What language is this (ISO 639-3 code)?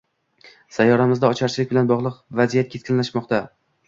uzb